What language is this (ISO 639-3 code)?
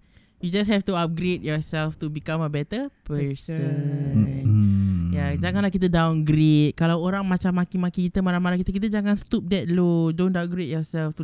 msa